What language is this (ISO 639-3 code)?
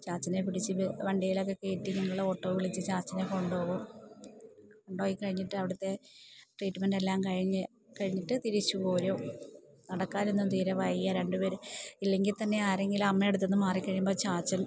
mal